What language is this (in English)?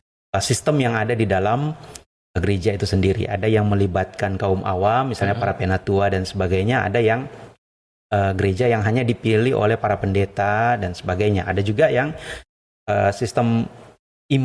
Indonesian